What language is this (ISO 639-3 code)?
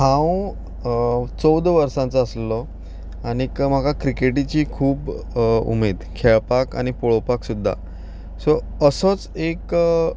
kok